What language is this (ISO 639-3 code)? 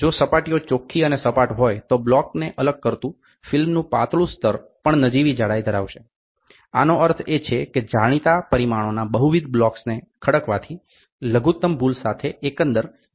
guj